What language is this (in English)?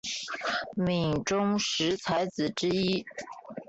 Chinese